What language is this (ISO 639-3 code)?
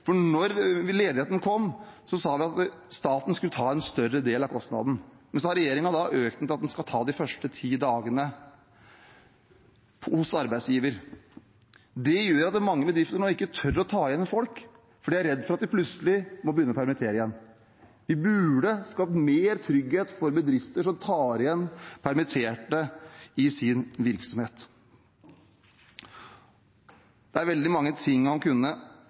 nob